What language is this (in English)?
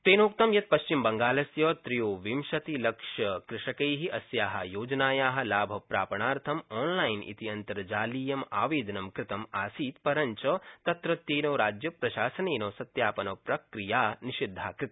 Sanskrit